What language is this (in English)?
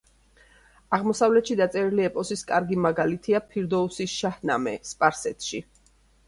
Georgian